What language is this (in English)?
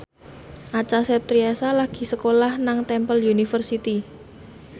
Javanese